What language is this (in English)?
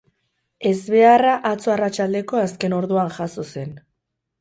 Basque